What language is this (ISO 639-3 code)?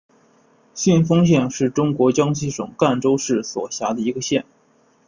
zho